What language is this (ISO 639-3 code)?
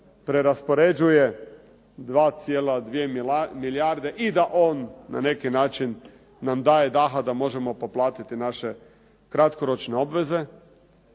hrv